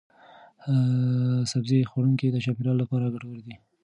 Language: Pashto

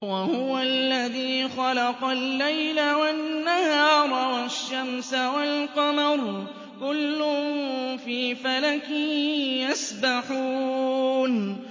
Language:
Arabic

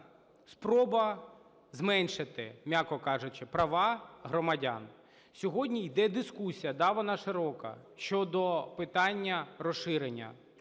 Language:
Ukrainian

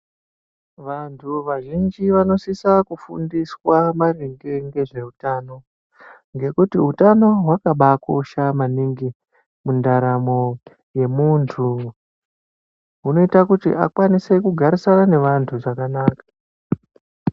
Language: Ndau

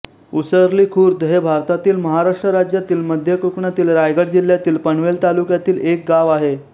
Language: Marathi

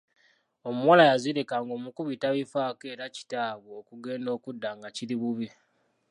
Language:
Ganda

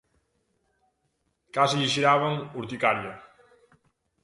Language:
Galician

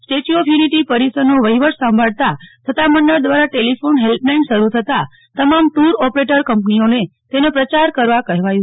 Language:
Gujarati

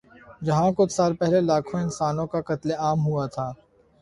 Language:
Urdu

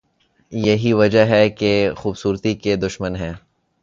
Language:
Urdu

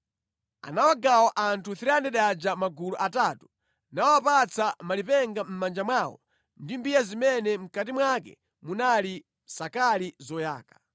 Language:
Nyanja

